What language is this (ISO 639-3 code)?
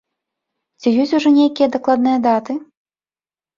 bel